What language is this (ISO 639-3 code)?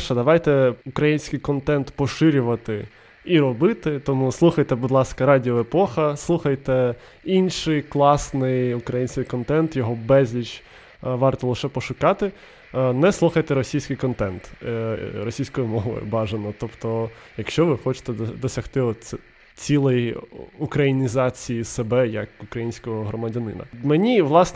ukr